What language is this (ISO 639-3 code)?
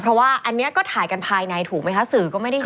tha